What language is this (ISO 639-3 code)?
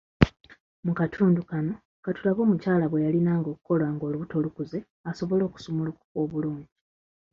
lug